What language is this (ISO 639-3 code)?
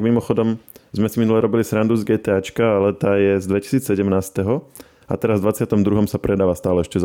slk